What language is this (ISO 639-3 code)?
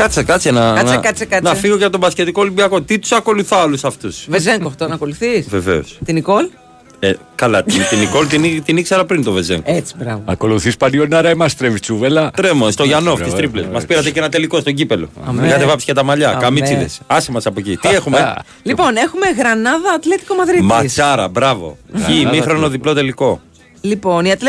ell